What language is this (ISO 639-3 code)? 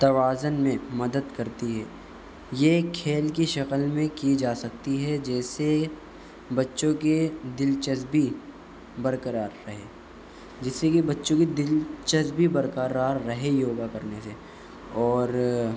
urd